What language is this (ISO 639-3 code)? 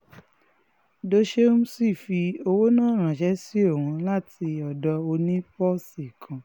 yor